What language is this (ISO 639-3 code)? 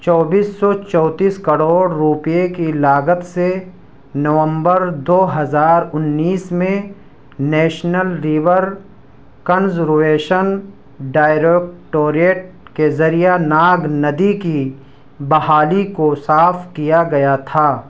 urd